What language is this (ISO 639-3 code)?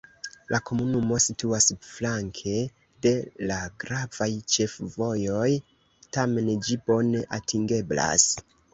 epo